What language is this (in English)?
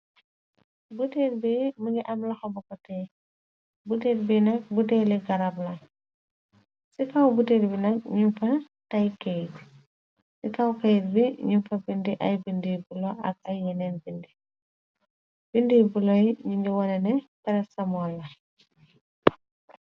Wolof